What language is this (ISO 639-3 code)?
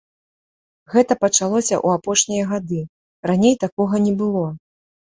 bel